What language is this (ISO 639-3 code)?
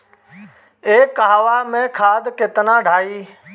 bho